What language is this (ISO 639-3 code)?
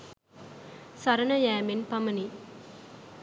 sin